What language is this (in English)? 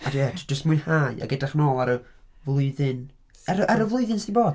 Welsh